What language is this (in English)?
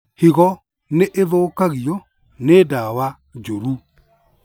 Kikuyu